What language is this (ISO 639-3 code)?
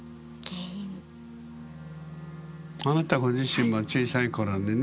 jpn